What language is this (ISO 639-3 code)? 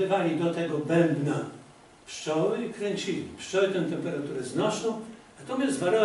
pol